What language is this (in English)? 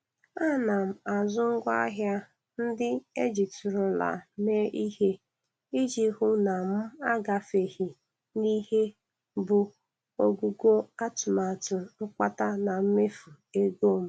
Igbo